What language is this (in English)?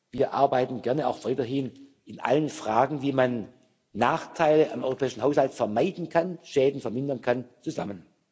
German